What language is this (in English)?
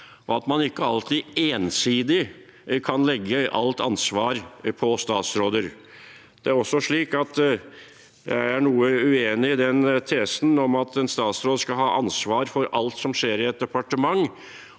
Norwegian